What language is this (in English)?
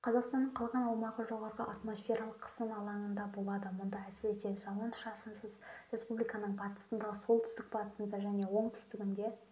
Kazakh